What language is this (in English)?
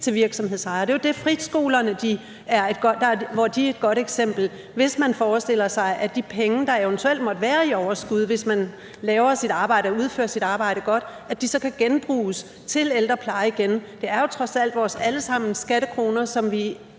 Danish